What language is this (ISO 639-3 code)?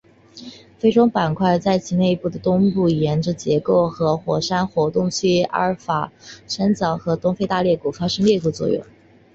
zho